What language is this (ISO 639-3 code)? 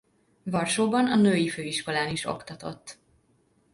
hun